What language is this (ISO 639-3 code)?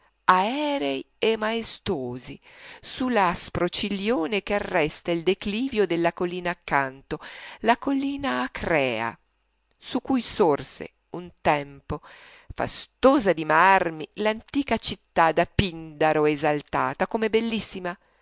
ita